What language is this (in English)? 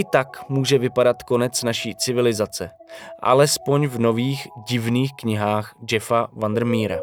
Czech